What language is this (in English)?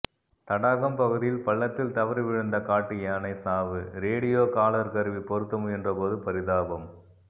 Tamil